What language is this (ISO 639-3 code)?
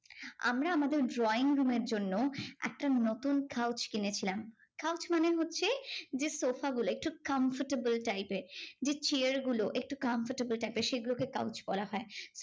ben